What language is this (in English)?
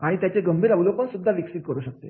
Marathi